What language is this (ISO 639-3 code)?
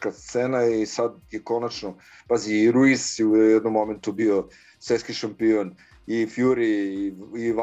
hrv